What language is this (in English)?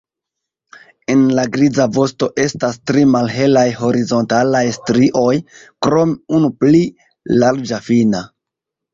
Esperanto